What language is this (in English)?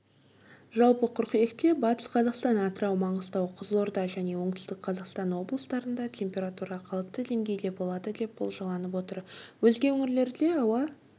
Kazakh